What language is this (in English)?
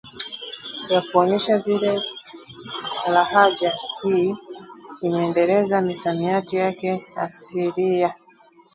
Swahili